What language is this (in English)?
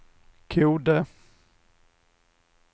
Swedish